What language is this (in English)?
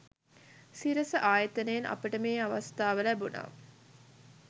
Sinhala